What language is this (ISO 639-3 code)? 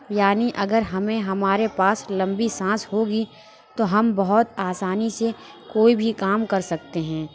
urd